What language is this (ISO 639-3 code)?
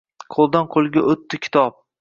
uzb